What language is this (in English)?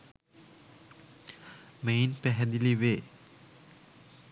Sinhala